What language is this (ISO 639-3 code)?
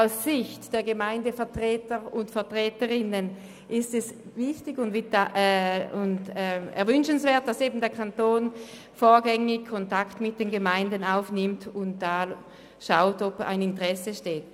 gsw